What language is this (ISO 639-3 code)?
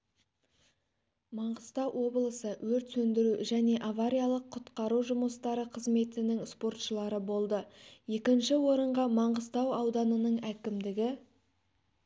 kaz